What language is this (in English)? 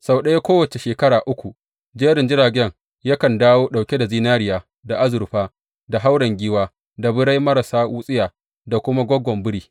Hausa